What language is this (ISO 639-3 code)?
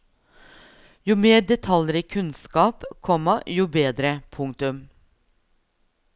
nor